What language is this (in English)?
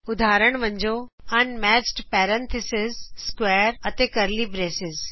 Punjabi